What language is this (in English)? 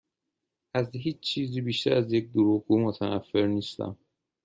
Persian